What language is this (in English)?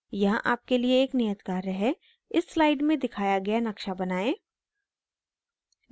Hindi